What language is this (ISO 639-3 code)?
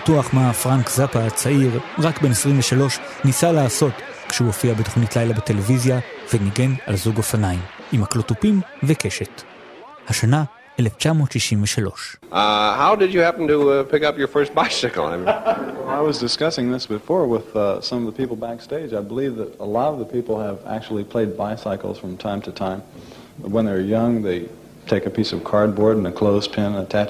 heb